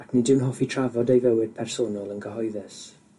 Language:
Welsh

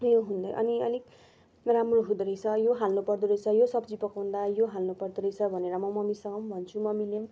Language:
Nepali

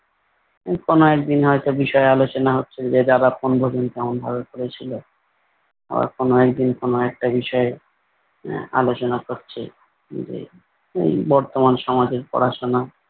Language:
Bangla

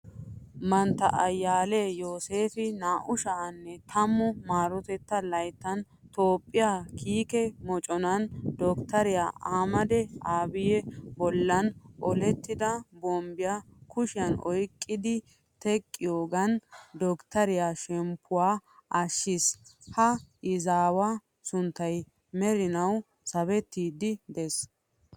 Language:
Wolaytta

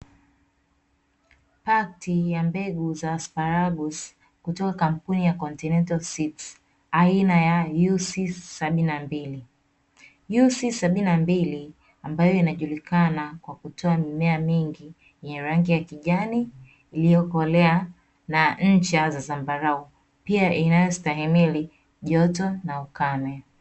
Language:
Swahili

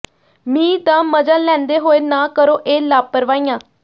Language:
Punjabi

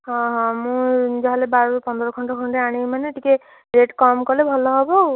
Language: Odia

